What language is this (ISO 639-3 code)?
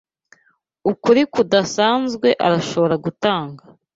kin